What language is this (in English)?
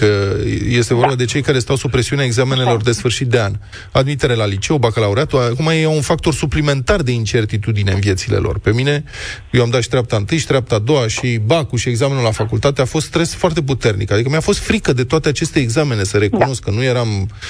Romanian